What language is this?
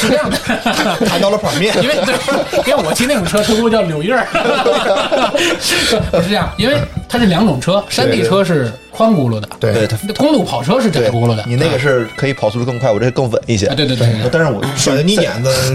Chinese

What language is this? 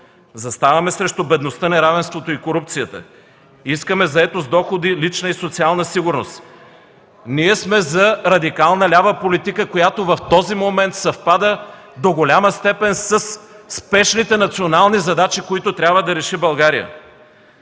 Bulgarian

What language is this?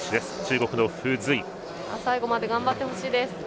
Japanese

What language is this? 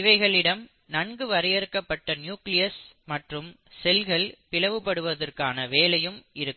Tamil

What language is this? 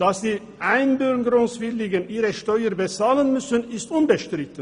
Swiss German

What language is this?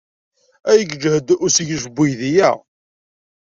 Kabyle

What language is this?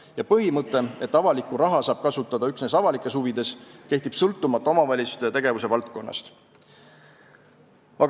Estonian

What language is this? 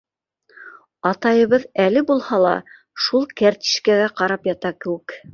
Bashkir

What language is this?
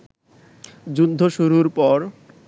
Bangla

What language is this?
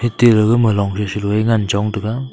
Wancho Naga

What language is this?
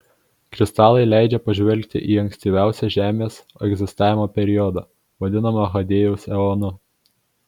Lithuanian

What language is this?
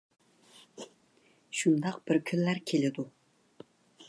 Uyghur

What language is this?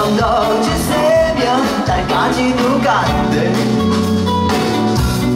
Korean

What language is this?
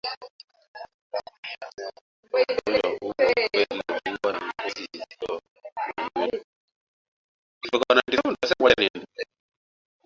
Swahili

